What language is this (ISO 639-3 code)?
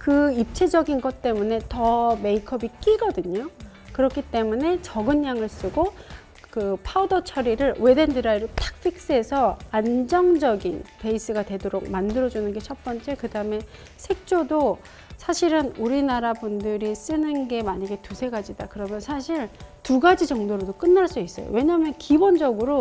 kor